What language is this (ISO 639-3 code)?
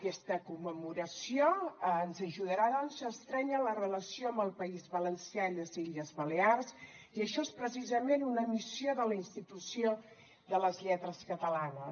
cat